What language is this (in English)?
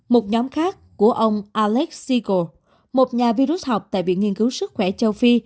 Vietnamese